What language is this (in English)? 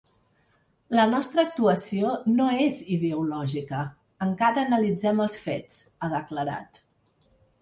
Catalan